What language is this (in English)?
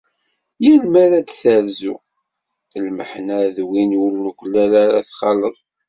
Kabyle